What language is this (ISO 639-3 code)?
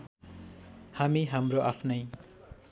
nep